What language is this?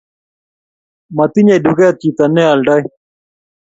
Kalenjin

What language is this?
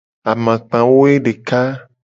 Gen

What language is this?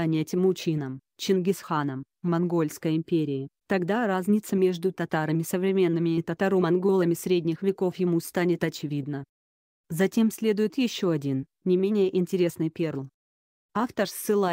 Russian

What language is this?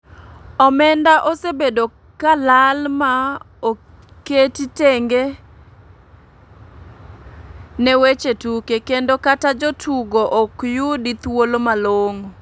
Luo (Kenya and Tanzania)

